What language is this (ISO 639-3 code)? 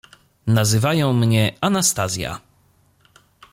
pol